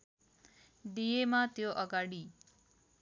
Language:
Nepali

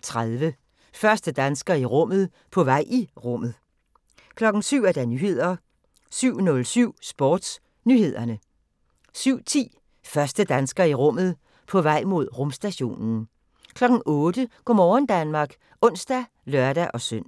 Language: Danish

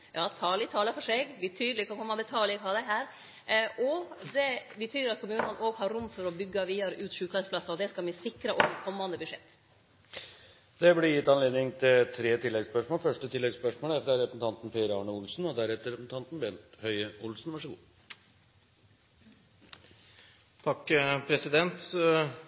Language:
Norwegian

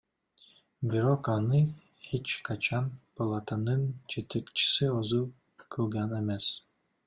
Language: Kyrgyz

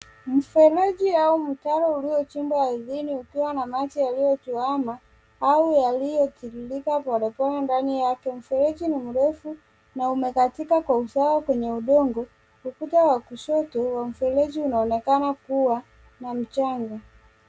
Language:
Swahili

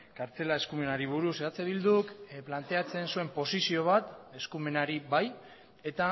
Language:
Basque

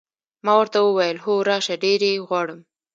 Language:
Pashto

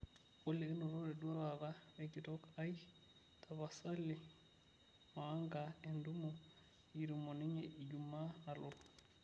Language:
Masai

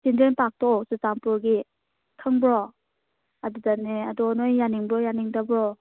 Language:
Manipuri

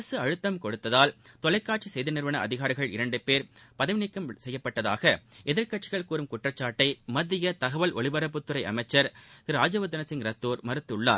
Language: Tamil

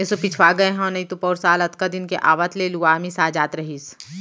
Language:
Chhattisgarhi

